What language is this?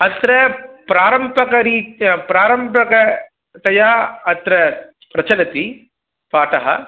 Sanskrit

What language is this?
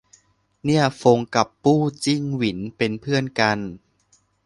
Thai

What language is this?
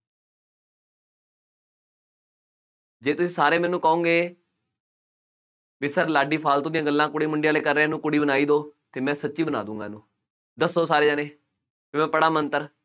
Punjabi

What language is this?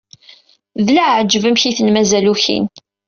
Kabyle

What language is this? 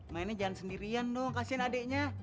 Indonesian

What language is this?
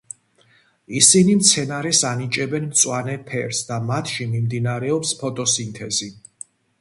Georgian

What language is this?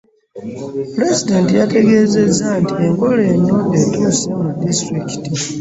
Ganda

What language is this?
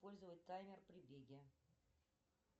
Russian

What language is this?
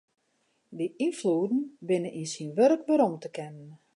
Western Frisian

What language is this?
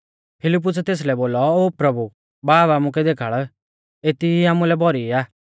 Mahasu Pahari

